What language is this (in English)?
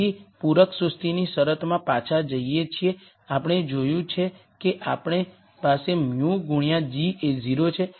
Gujarati